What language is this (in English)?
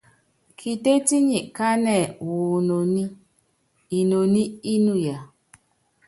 Yangben